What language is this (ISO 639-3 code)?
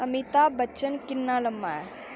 doi